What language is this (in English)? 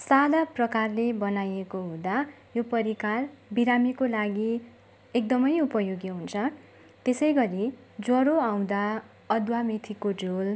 Nepali